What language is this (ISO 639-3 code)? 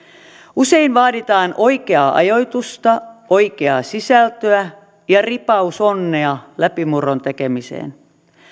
fin